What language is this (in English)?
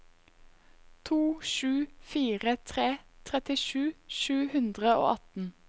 Norwegian